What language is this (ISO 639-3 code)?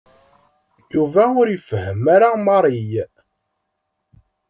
kab